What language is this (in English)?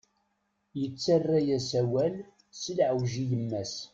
Kabyle